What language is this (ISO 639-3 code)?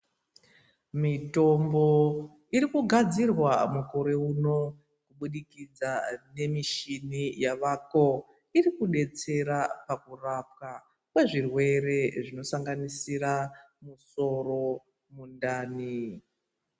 ndc